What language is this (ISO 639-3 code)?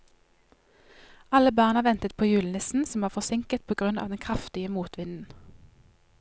nor